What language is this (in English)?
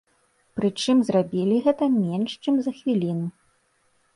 Belarusian